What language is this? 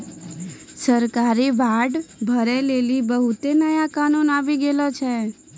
Maithili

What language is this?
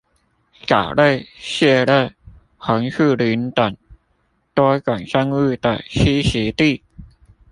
Chinese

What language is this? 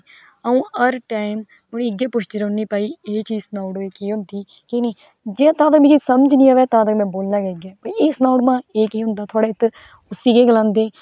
Dogri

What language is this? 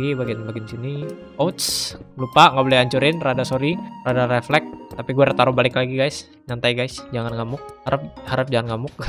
Indonesian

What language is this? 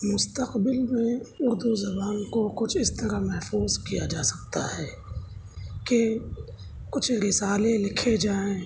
Urdu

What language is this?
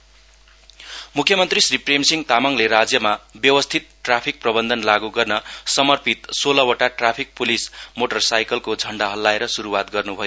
Nepali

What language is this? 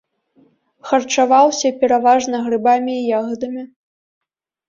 Belarusian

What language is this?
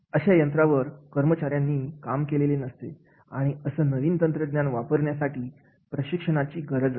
Marathi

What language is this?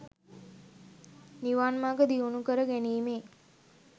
Sinhala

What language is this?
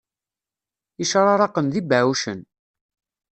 Kabyle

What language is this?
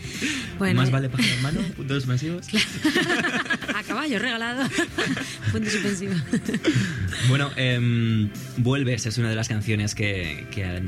Spanish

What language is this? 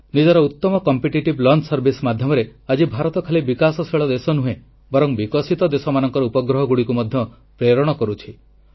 Odia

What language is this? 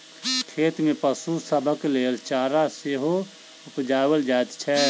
Maithili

